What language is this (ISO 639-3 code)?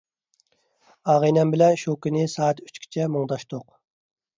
uig